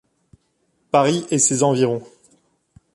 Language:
French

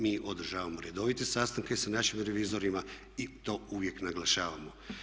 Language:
Croatian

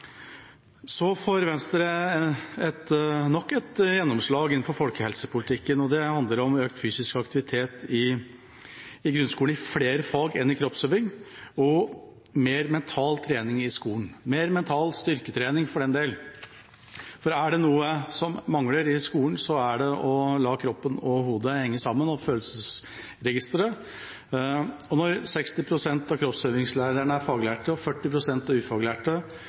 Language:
Norwegian Bokmål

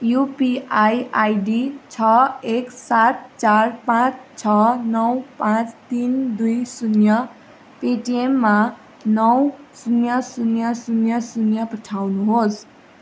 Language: Nepali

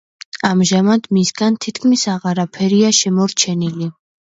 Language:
Georgian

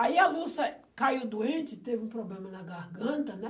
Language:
Portuguese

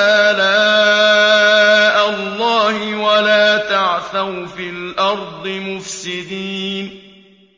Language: Arabic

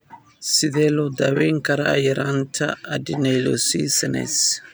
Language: Somali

